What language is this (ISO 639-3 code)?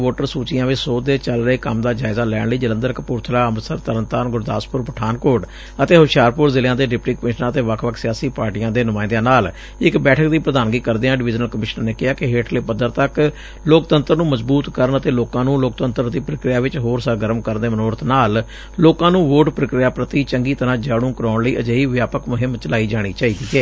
pan